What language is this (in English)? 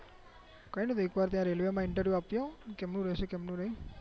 Gujarati